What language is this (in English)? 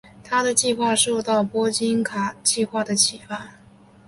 Chinese